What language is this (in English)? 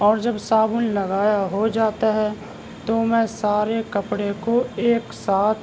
Urdu